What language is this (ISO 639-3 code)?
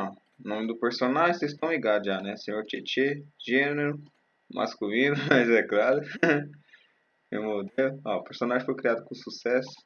por